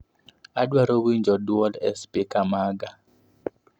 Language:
Luo (Kenya and Tanzania)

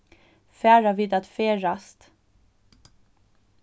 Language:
Faroese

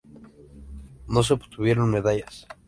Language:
Spanish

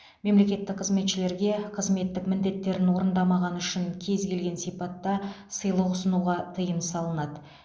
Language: Kazakh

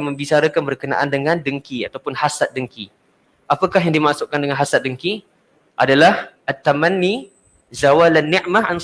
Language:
Malay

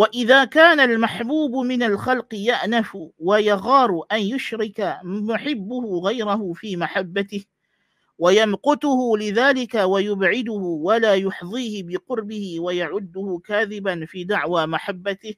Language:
Malay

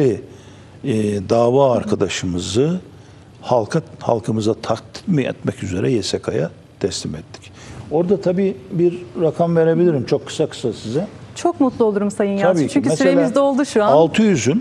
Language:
Turkish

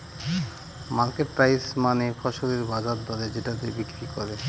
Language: Bangla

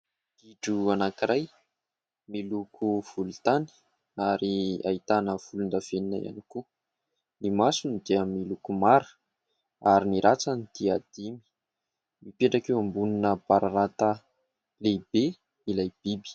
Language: Malagasy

